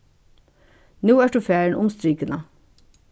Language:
Faroese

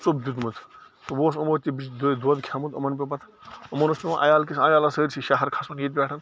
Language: Kashmiri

